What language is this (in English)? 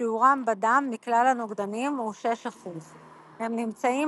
Hebrew